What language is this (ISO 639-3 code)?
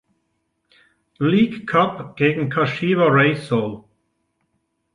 deu